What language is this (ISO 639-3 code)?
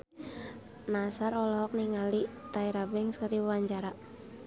sun